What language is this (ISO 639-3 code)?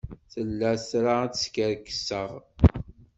kab